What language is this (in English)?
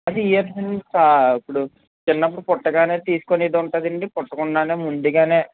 Telugu